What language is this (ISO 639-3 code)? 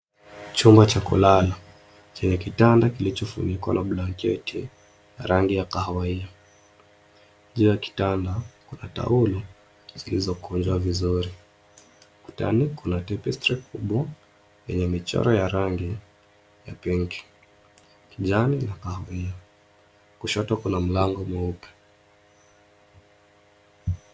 swa